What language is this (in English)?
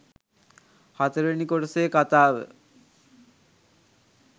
Sinhala